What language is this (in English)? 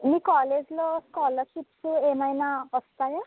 Telugu